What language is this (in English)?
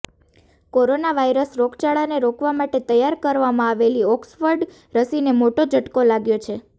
Gujarati